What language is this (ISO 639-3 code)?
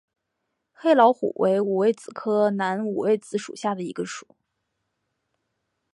zho